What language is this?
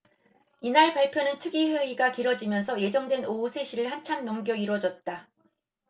Korean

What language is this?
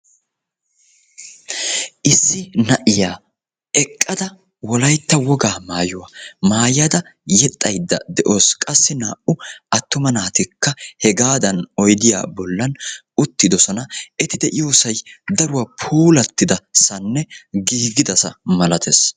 Wolaytta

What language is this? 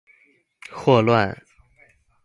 Chinese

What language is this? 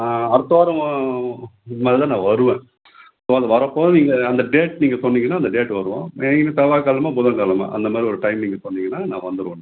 Tamil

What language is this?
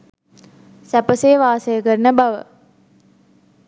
Sinhala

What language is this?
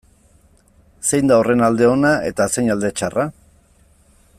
Basque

